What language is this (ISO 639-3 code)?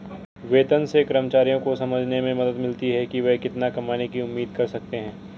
hin